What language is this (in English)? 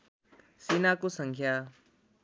Nepali